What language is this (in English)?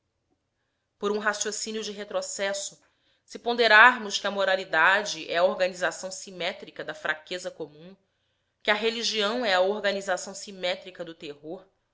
Portuguese